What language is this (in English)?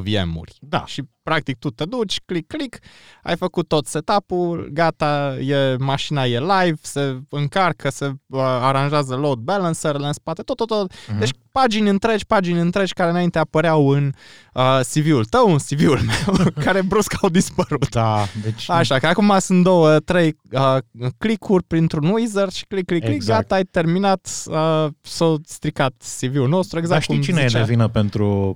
Romanian